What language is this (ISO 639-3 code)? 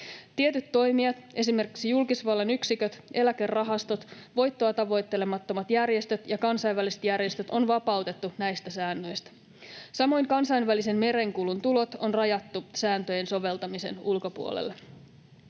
fin